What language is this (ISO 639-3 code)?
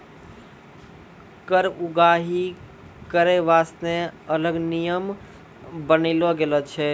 mai